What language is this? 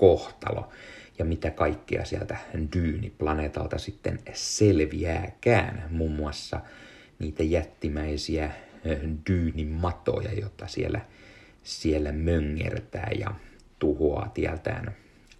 Finnish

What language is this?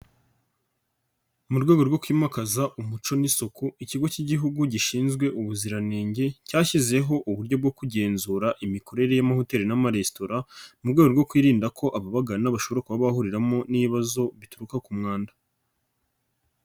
Kinyarwanda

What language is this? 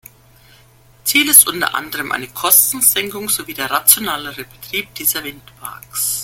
German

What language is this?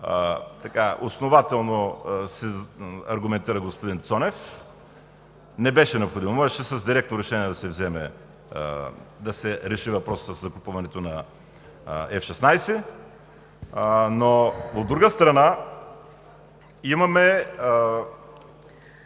Bulgarian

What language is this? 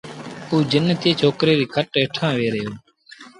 Sindhi Bhil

